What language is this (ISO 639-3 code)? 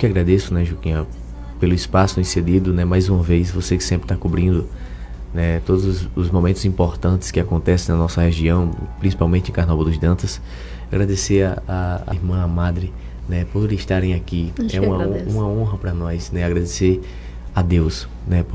por